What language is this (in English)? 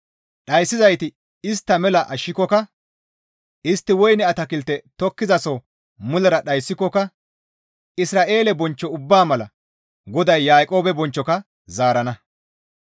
Gamo